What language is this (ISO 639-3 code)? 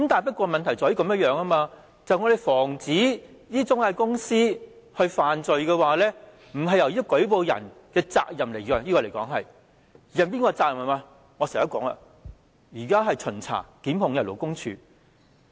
yue